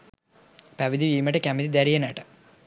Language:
Sinhala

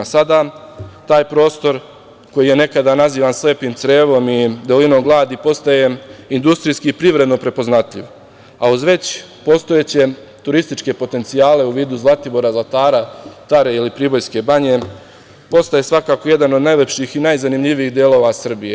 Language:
Serbian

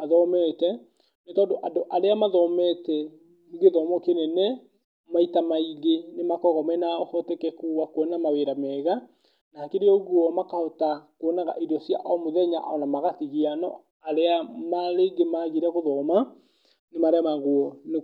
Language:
Kikuyu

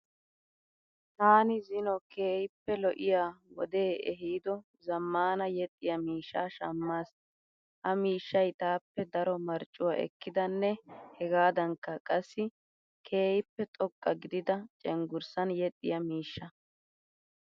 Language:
Wolaytta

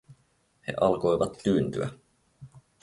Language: Finnish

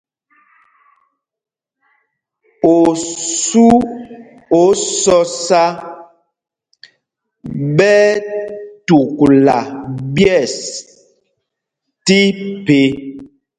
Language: Mpumpong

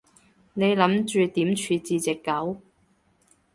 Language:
Cantonese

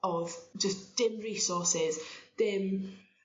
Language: Welsh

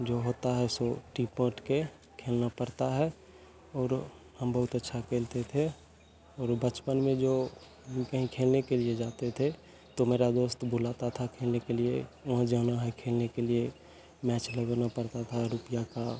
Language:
Hindi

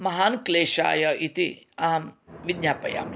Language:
Sanskrit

